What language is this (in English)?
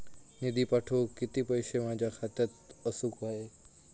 Marathi